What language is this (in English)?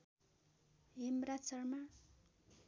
Nepali